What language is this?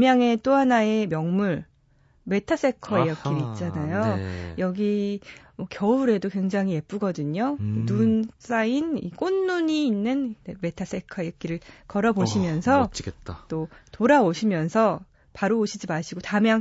Korean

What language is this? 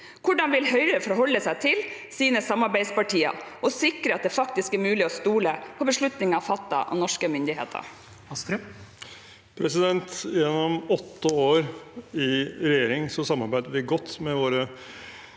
Norwegian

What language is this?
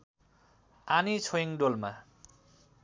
Nepali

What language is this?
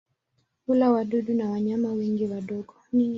Swahili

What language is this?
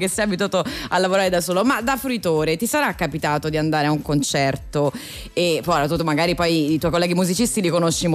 Italian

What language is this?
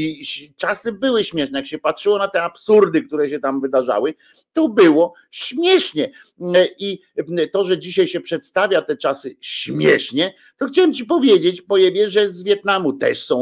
Polish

